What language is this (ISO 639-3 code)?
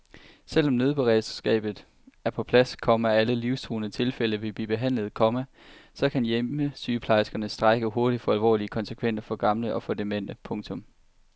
dan